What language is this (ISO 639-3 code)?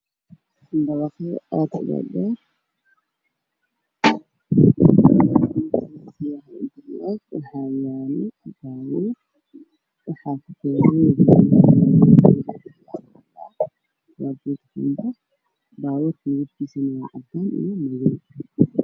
som